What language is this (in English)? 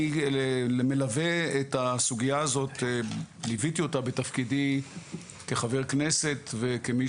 Hebrew